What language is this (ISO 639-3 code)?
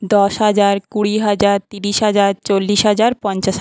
ben